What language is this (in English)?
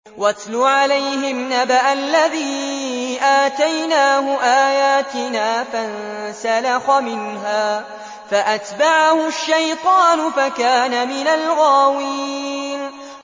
Arabic